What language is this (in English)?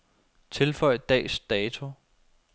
Danish